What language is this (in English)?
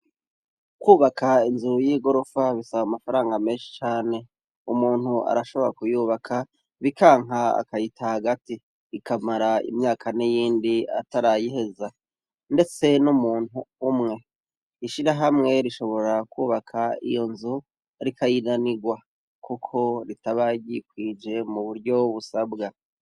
Rundi